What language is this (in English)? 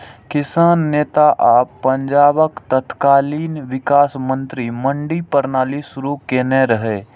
Maithili